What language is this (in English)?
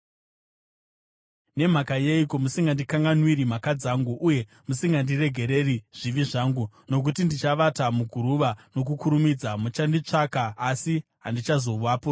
Shona